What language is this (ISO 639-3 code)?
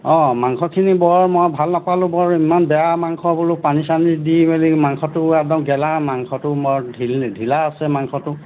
asm